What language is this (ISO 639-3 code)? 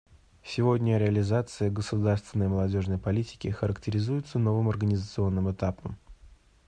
rus